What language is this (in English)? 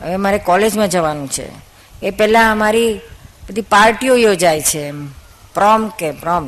Gujarati